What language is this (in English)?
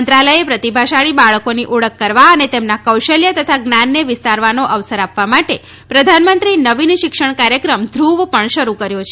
Gujarati